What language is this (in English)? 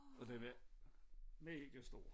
Danish